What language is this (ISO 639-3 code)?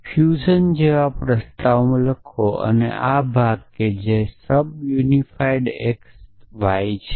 guj